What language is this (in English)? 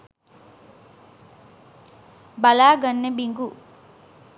Sinhala